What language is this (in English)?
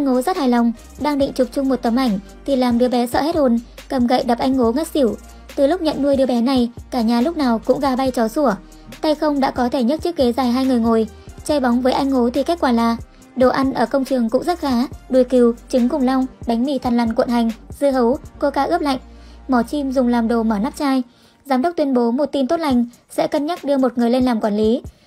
Vietnamese